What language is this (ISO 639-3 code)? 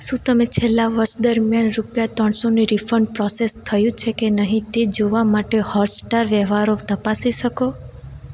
guj